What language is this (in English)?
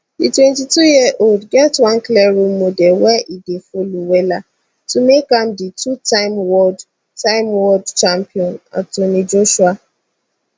Nigerian Pidgin